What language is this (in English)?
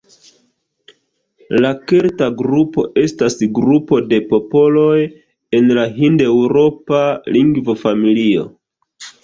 Esperanto